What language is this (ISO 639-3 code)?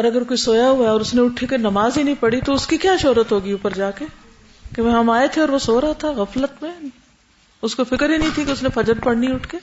urd